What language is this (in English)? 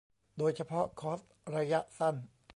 Thai